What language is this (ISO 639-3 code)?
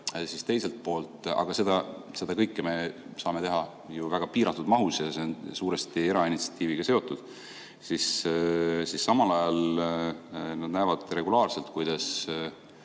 est